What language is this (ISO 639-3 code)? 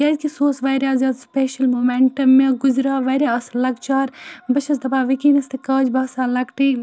kas